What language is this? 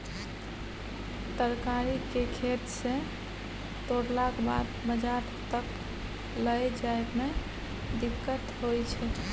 Maithili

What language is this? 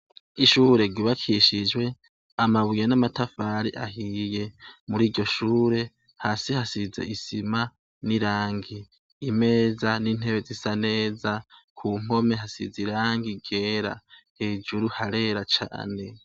Rundi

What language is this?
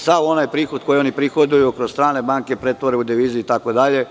Serbian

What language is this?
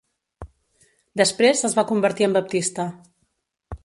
Catalan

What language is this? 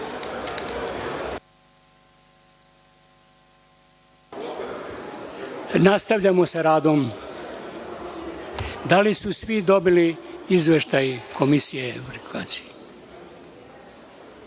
Serbian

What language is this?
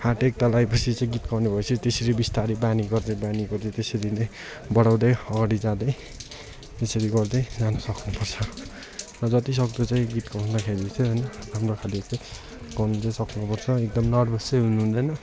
Nepali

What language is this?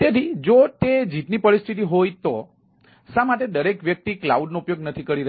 Gujarati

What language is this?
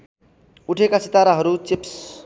Nepali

